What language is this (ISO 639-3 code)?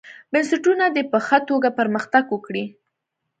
pus